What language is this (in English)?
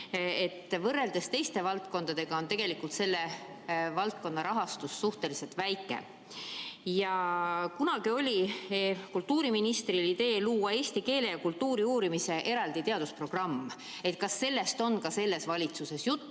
Estonian